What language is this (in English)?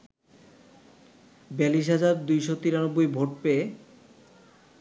Bangla